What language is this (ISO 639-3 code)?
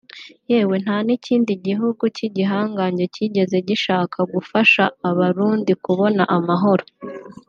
kin